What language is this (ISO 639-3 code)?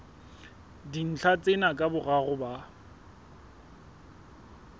sot